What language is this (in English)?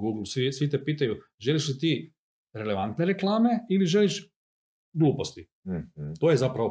Croatian